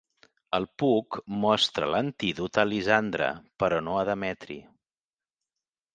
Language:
Catalan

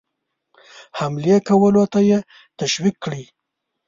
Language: Pashto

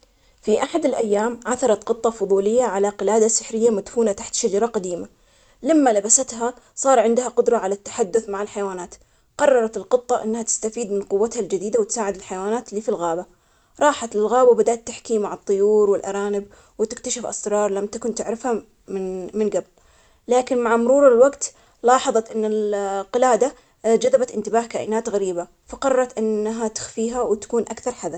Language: Omani Arabic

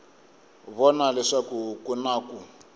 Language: Tsonga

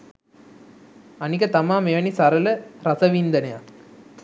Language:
Sinhala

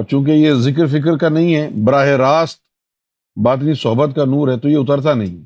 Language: Urdu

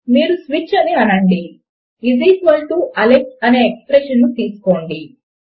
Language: Telugu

